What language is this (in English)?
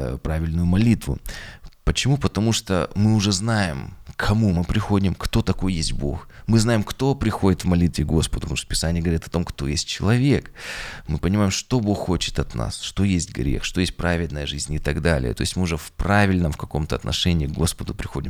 Russian